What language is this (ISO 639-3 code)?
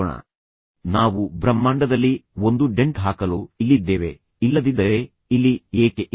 kan